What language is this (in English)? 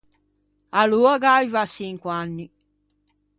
Ligurian